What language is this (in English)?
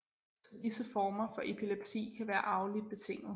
Danish